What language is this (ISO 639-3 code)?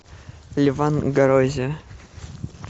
rus